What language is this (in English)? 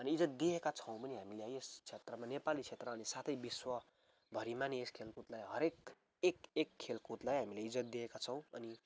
Nepali